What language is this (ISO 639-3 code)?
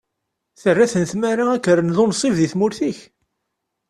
kab